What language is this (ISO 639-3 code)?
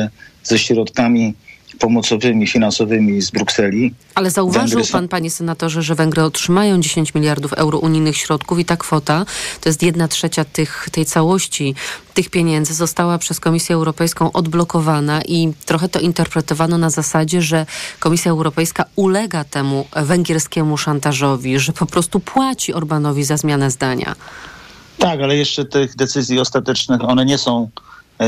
pol